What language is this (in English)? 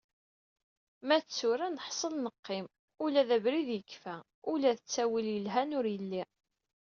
Kabyle